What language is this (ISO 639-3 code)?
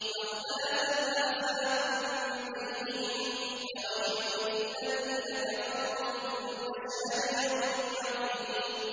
ara